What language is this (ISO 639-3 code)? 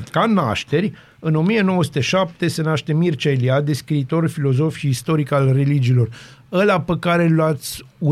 ron